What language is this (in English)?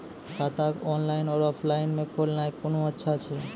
Maithili